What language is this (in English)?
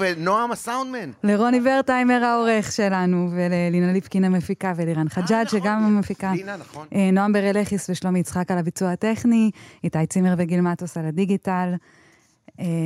Hebrew